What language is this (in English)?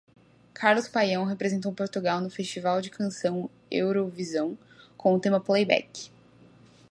Portuguese